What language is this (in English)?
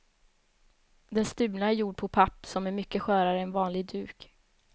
Swedish